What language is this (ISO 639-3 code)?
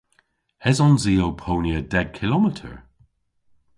cor